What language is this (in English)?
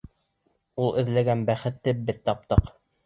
Bashkir